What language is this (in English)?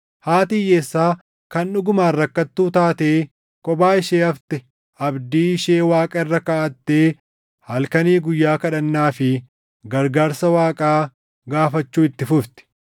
Oromo